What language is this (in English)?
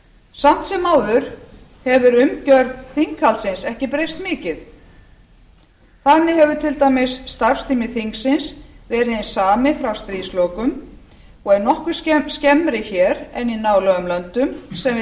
Icelandic